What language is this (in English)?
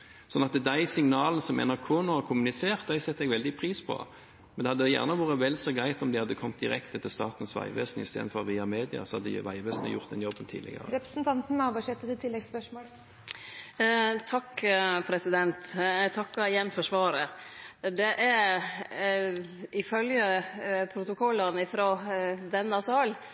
Norwegian